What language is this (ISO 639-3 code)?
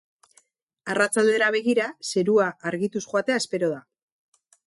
eus